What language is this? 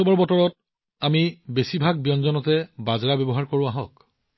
Assamese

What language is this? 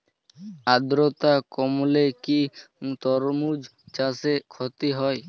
Bangla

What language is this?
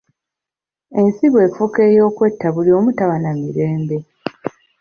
Ganda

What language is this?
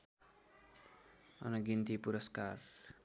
Nepali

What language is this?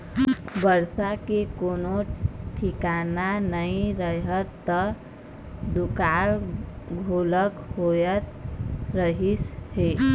Chhattisgarhi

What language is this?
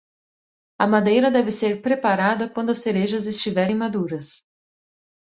Portuguese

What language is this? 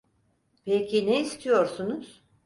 Turkish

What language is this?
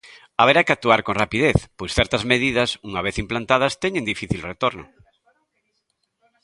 Galician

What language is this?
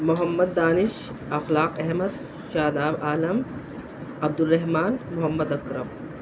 Urdu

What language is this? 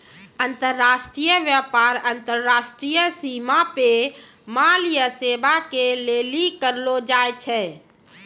Maithili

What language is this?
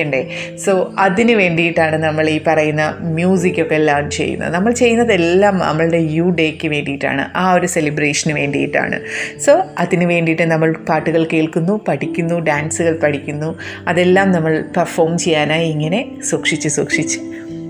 Malayalam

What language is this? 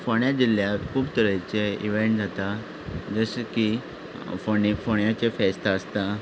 Konkani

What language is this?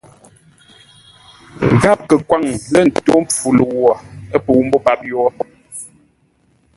Ngombale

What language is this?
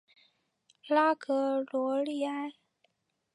Chinese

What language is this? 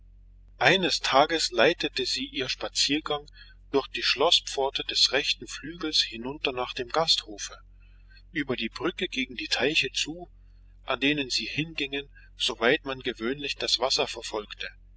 German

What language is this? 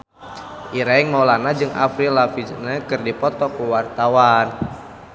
Sundanese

